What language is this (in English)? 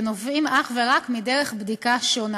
Hebrew